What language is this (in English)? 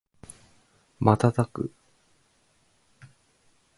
Japanese